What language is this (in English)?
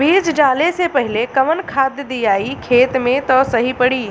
Bhojpuri